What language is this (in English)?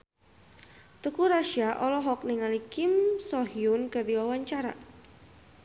Sundanese